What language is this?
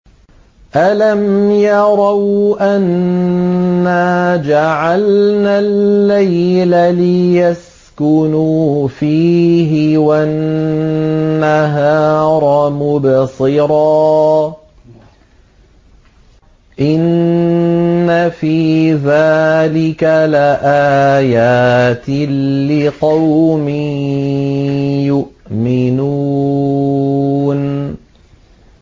Arabic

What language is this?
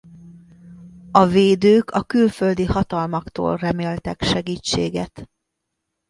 Hungarian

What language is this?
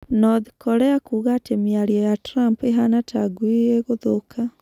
Kikuyu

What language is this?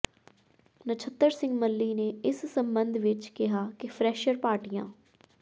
Punjabi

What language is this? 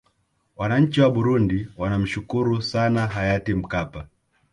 Swahili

